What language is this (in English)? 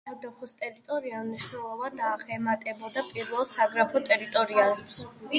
Georgian